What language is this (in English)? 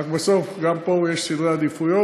Hebrew